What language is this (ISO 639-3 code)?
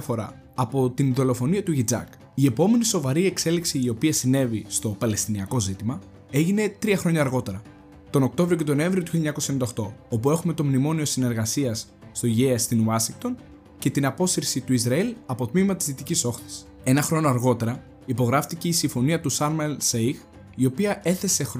ell